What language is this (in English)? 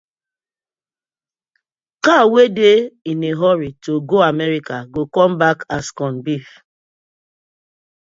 Nigerian Pidgin